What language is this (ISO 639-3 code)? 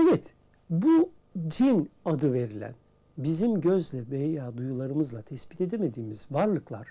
tur